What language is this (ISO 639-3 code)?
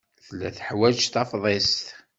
kab